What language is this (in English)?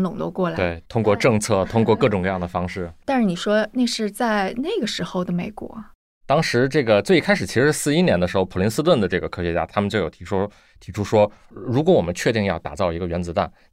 Chinese